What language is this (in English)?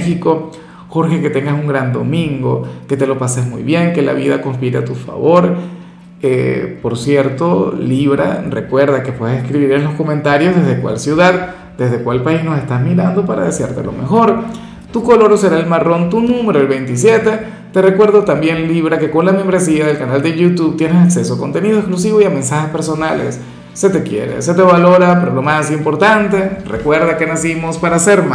Spanish